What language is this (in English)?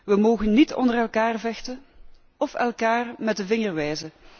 Dutch